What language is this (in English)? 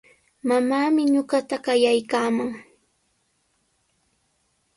Sihuas Ancash Quechua